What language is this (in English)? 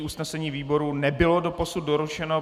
Czech